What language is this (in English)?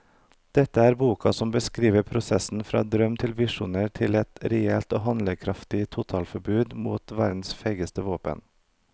Norwegian